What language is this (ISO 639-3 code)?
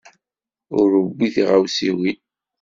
kab